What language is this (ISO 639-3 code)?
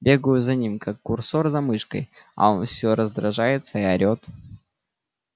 rus